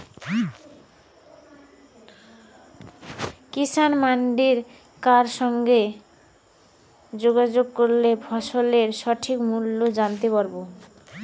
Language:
Bangla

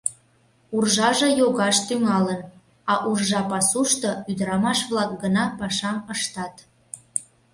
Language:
Mari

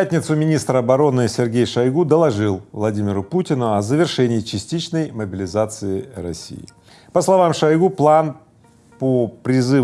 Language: Russian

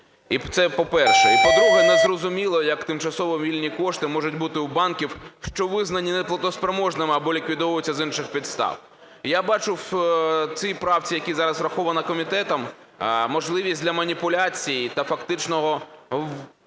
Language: Ukrainian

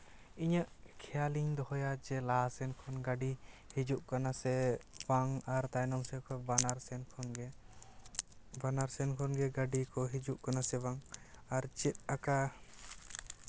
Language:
Santali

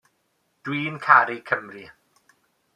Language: Welsh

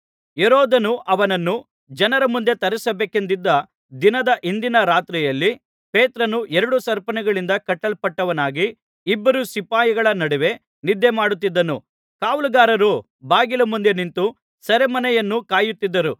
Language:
Kannada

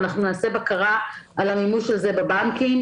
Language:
Hebrew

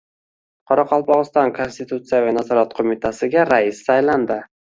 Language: Uzbek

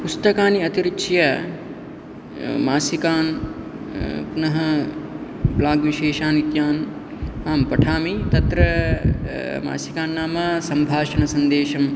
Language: Sanskrit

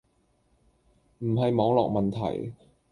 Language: Cantonese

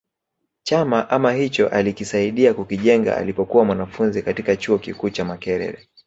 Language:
Swahili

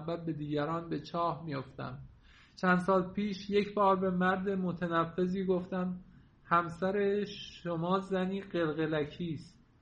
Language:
Persian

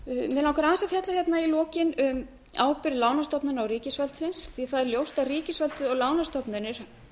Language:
Icelandic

